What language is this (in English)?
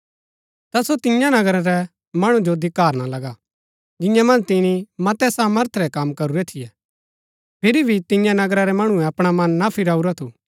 Gaddi